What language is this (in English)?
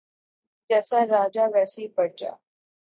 Urdu